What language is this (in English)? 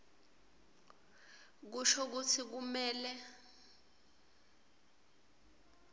Swati